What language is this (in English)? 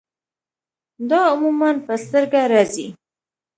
Pashto